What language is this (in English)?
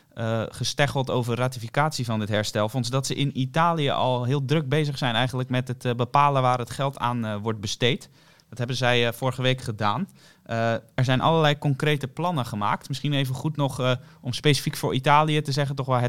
Dutch